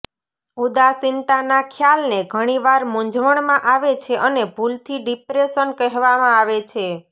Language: Gujarati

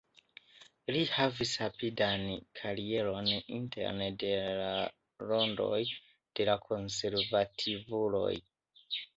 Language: Esperanto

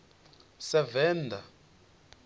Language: Venda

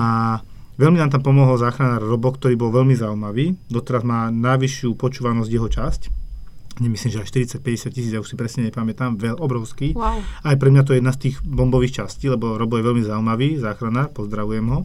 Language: Slovak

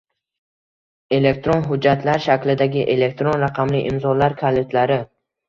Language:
Uzbek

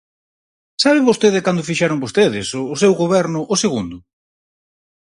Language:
Galician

